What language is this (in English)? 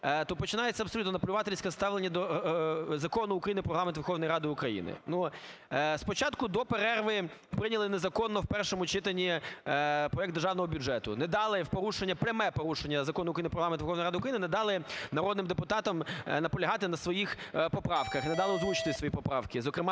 Ukrainian